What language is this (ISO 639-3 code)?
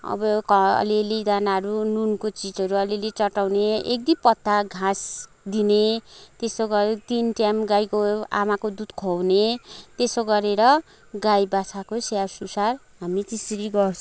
nep